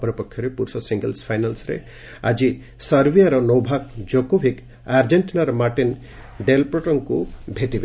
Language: Odia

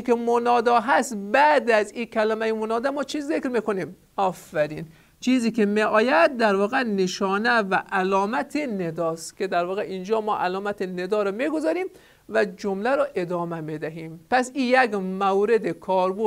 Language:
Persian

